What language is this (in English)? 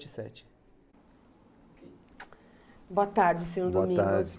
Portuguese